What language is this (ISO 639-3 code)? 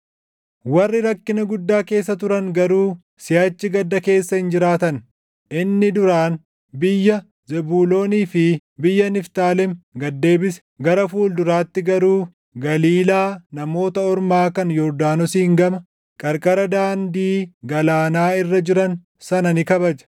orm